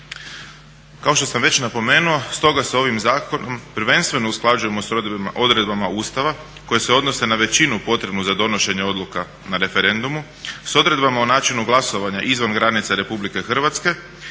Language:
Croatian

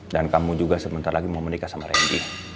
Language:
Indonesian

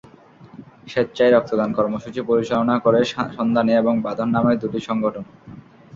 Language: Bangla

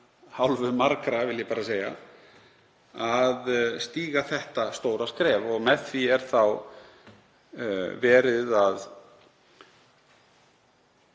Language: Icelandic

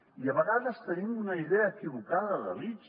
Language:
Catalan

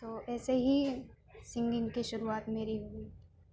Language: Urdu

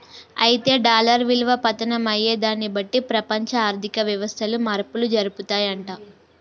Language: Telugu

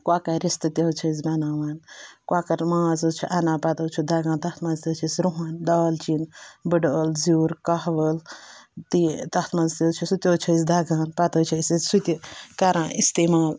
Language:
Kashmiri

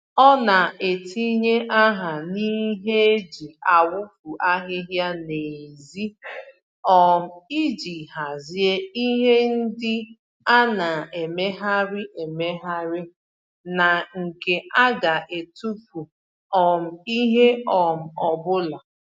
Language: Igbo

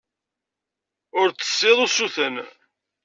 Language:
Kabyle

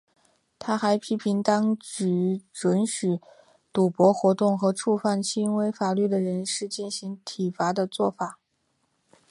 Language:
Chinese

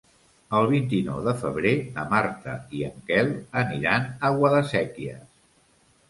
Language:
Catalan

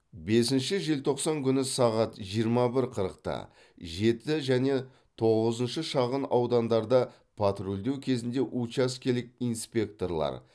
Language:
Kazakh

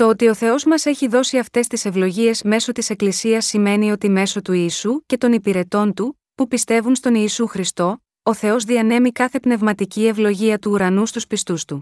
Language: Greek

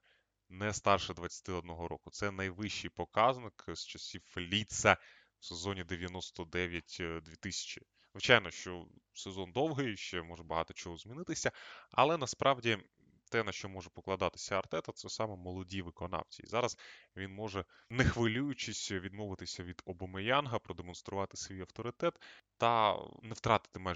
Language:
Ukrainian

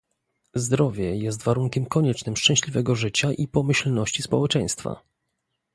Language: Polish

